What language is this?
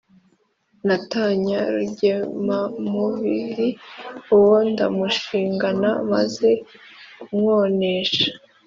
Kinyarwanda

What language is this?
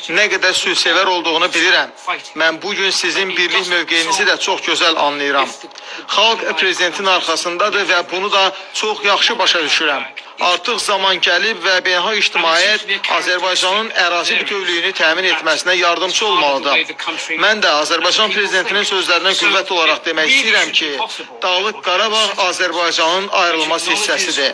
Turkish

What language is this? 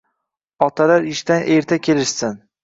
Uzbek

